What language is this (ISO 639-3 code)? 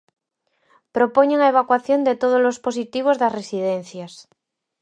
glg